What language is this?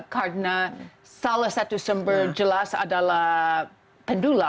Indonesian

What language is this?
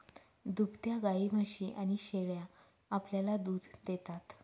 Marathi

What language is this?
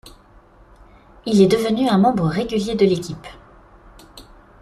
French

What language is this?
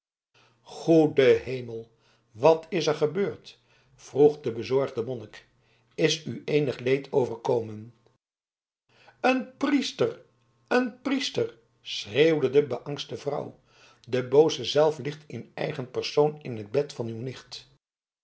Dutch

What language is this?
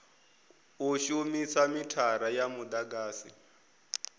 Venda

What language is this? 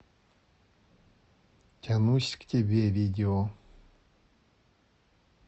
Russian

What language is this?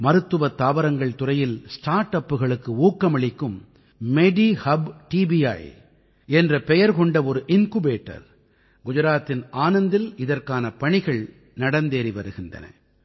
Tamil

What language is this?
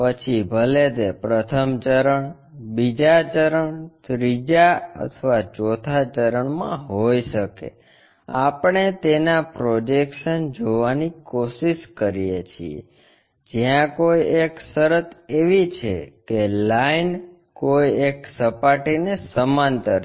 Gujarati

